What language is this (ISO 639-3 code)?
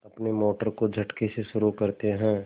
hin